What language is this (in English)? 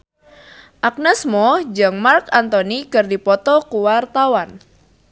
Sundanese